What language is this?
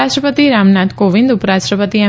Gujarati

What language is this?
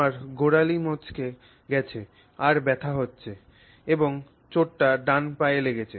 Bangla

